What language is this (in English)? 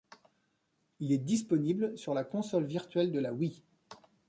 French